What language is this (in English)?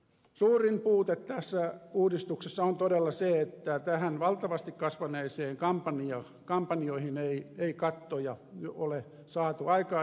Finnish